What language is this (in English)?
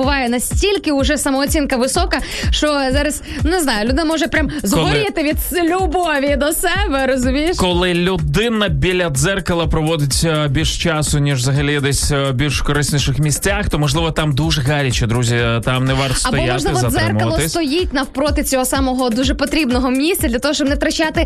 Ukrainian